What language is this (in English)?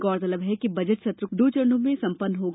Hindi